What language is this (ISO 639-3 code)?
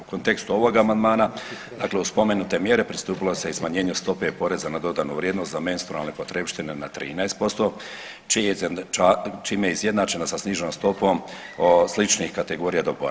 hrv